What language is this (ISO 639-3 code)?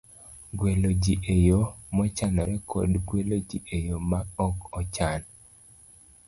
luo